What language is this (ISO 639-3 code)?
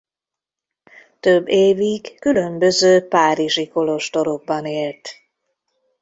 hun